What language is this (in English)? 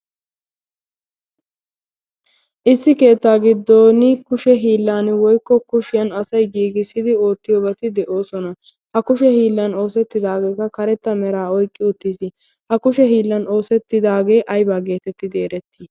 Wolaytta